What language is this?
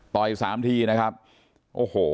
Thai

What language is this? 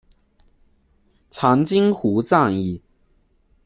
Chinese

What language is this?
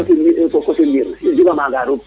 Serer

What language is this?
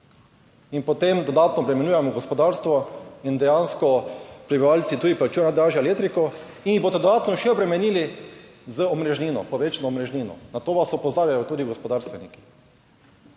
Slovenian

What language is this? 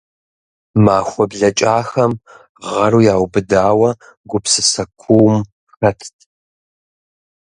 Kabardian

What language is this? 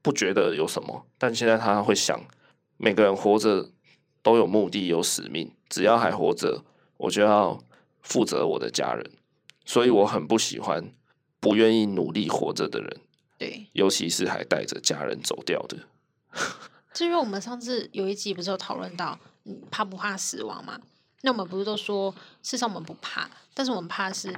Chinese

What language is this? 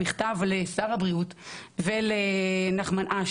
Hebrew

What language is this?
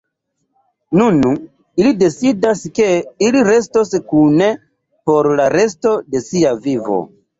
Esperanto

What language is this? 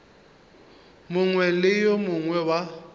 Northern Sotho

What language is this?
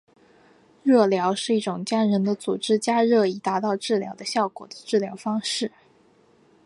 Chinese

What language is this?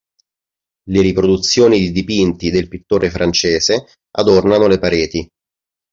Italian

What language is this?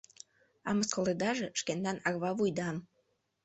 Mari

